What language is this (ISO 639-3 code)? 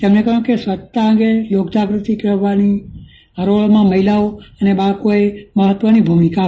guj